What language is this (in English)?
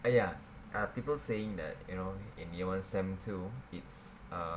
English